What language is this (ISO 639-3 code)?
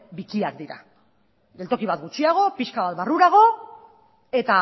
eus